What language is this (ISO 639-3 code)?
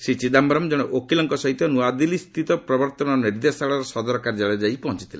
ori